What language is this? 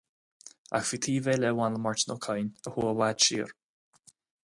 Irish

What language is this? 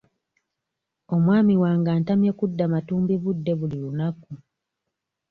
Ganda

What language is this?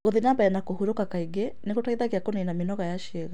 Kikuyu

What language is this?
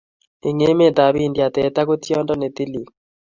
Kalenjin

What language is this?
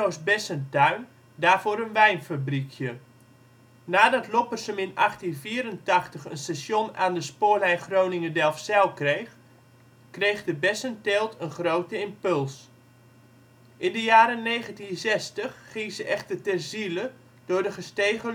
Dutch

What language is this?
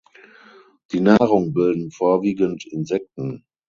German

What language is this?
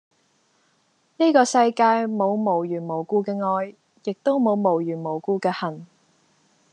Cantonese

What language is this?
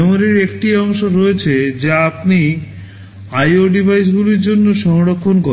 Bangla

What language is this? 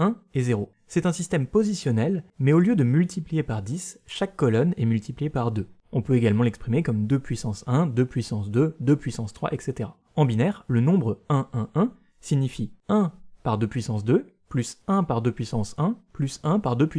French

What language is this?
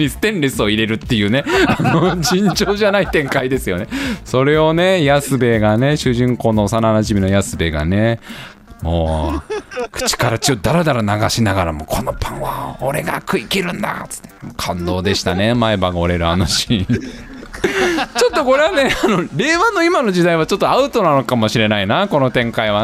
Japanese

